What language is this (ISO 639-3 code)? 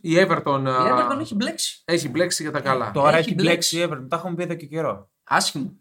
ell